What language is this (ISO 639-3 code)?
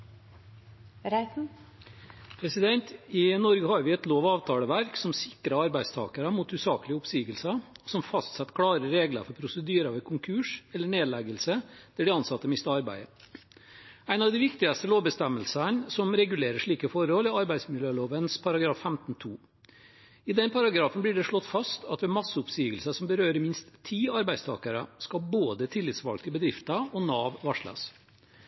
nor